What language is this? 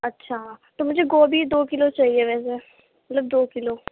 Urdu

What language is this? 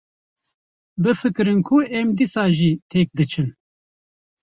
Kurdish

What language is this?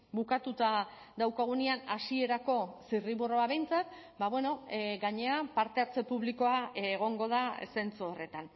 Basque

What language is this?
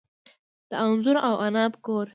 Pashto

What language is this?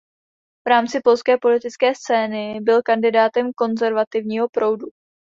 Czech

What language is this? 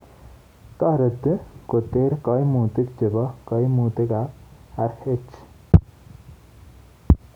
Kalenjin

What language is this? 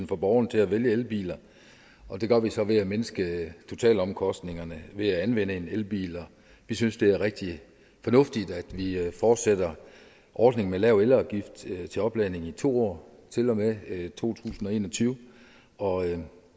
Danish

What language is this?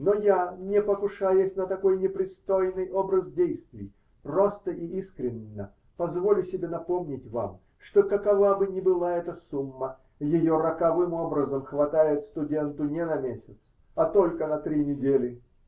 Russian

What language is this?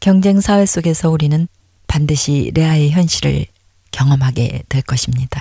Korean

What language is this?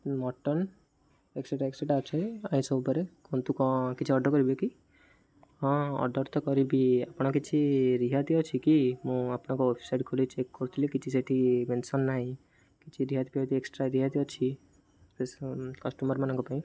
Odia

